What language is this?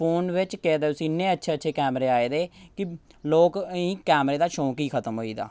Dogri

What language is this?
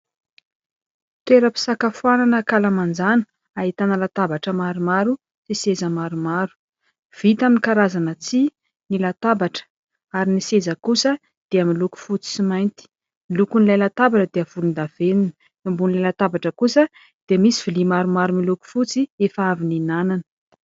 Malagasy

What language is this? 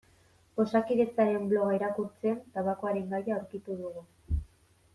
Basque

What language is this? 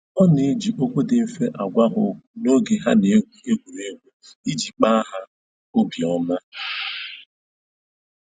Igbo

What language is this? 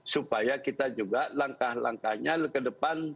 Indonesian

